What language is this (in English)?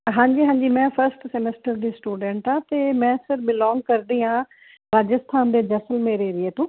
Punjabi